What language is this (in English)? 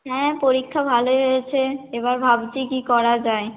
Bangla